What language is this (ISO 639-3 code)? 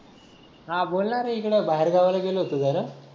mar